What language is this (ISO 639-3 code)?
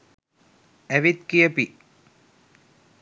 sin